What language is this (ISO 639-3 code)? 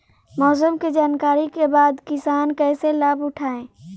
bho